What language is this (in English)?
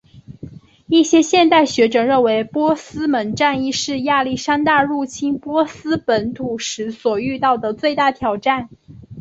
Chinese